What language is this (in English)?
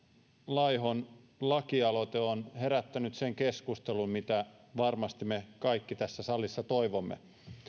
Finnish